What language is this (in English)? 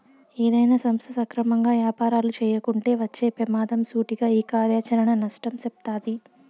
Telugu